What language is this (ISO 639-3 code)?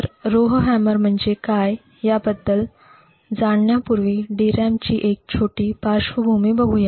mar